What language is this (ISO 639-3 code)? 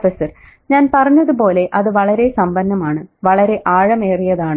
mal